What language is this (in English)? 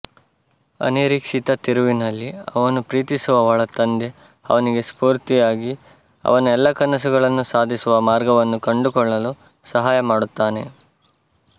Kannada